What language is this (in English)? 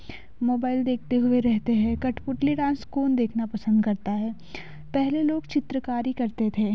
Hindi